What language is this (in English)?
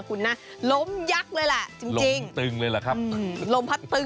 Thai